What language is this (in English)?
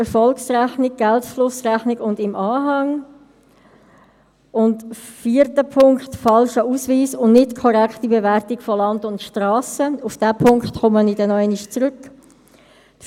Swiss German